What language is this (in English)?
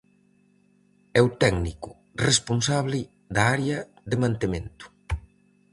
Galician